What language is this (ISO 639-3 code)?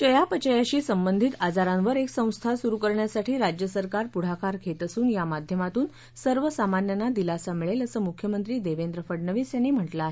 mar